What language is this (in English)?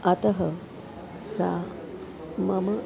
Sanskrit